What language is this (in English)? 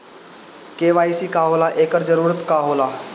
Bhojpuri